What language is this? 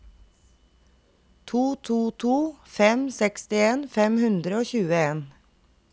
Norwegian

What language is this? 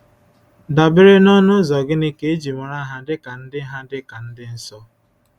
Igbo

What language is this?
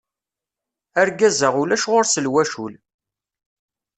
Kabyle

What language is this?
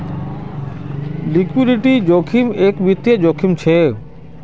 Magahi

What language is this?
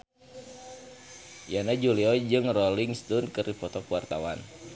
Sundanese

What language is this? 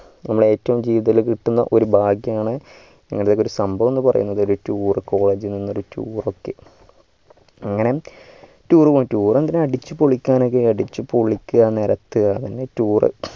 Malayalam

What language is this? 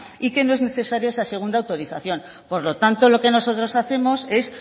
Spanish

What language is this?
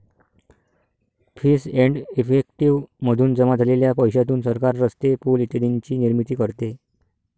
Marathi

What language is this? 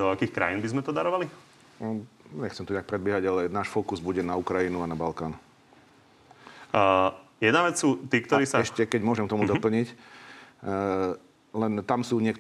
Slovak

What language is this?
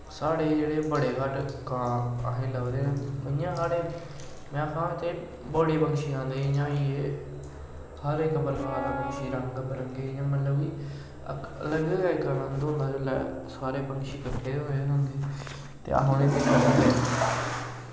Dogri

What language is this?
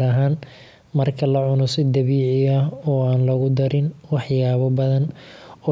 Somali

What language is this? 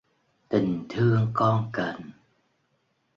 Vietnamese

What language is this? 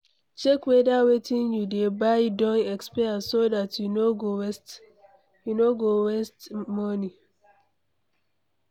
Nigerian Pidgin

